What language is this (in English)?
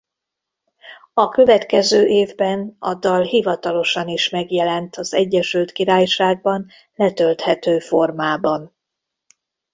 Hungarian